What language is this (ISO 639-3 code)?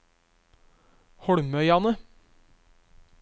nor